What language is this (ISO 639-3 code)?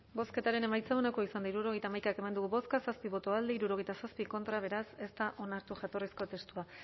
eus